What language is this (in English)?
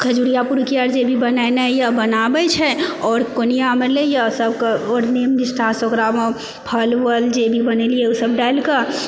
Maithili